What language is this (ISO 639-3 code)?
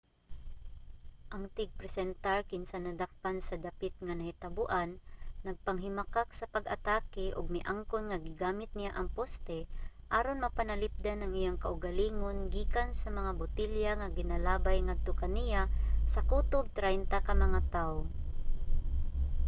ceb